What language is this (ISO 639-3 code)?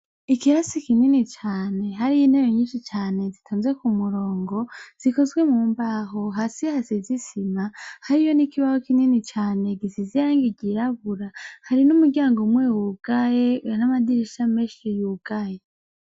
run